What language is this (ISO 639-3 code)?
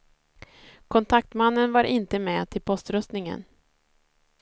swe